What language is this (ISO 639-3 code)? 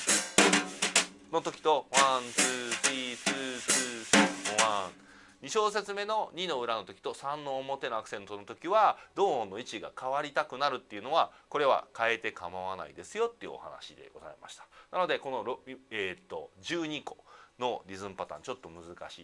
jpn